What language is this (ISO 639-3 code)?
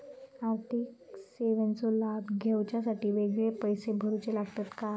mar